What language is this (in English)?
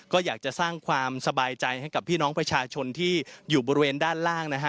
Thai